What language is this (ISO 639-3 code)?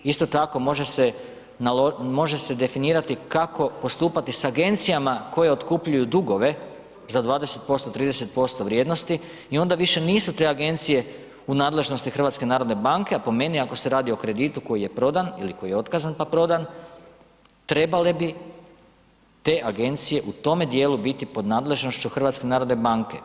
hrv